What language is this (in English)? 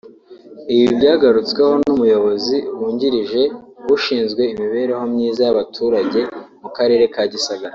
Kinyarwanda